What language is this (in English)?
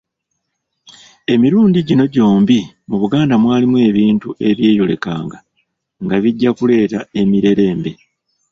Ganda